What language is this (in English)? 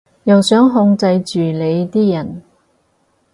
Cantonese